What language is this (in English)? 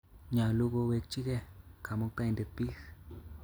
Kalenjin